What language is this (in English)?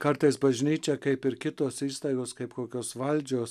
Lithuanian